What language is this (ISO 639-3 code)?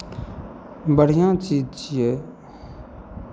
mai